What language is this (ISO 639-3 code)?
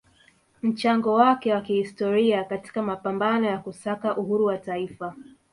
swa